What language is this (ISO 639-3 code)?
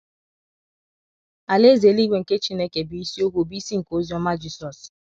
ibo